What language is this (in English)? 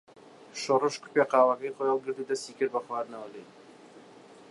Central Kurdish